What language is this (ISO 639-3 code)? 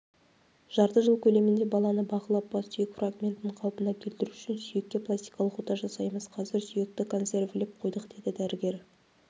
kaz